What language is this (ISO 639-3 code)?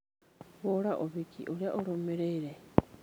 kik